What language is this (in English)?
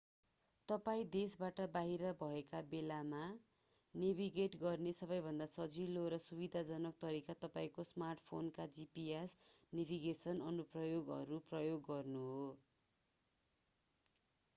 Nepali